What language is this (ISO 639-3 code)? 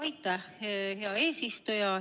est